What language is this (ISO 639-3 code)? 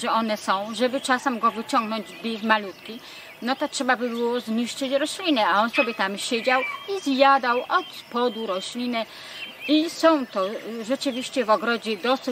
pol